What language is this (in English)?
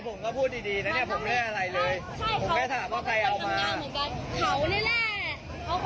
Thai